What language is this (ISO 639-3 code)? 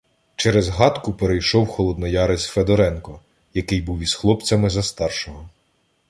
ukr